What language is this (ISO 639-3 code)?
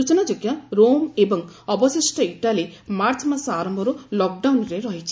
ori